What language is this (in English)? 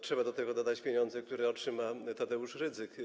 Polish